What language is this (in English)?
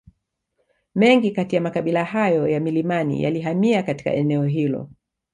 Swahili